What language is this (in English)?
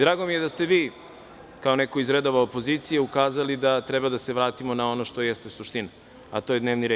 Serbian